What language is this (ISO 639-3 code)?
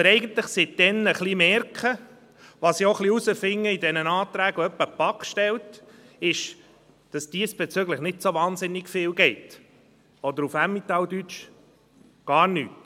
gsw